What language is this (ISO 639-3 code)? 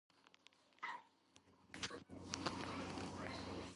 kat